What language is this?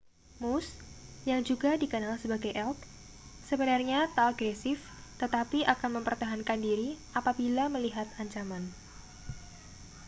Indonesian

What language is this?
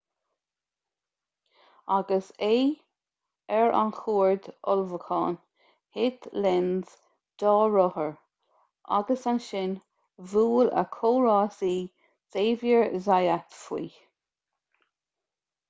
Irish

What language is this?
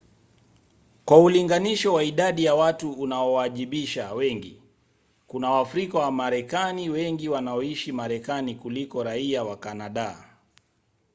Swahili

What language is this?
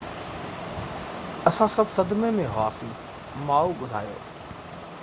Sindhi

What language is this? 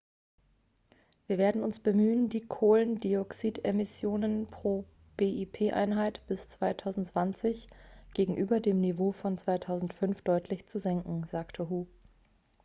German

